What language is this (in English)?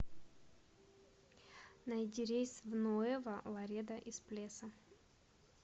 Russian